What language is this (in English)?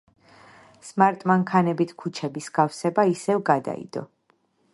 Georgian